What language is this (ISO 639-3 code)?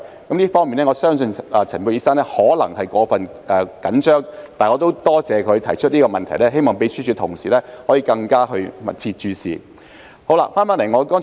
yue